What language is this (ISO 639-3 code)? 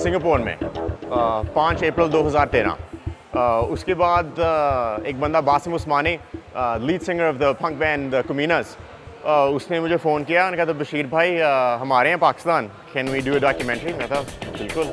urd